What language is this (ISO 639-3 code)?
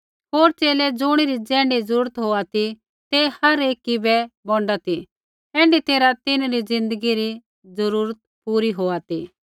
kfx